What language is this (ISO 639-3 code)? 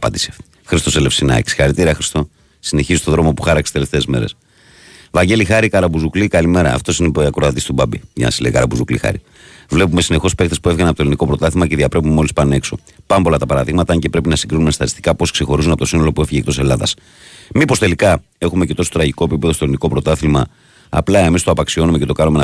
ell